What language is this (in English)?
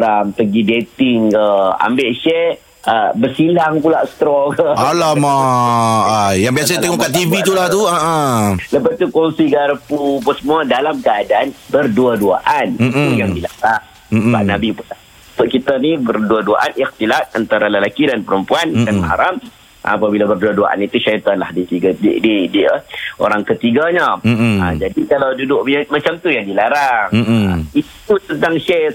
Malay